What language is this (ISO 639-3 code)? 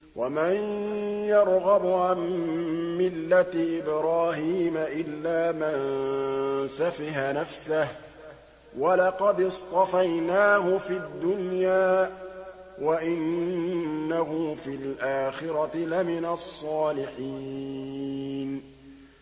ara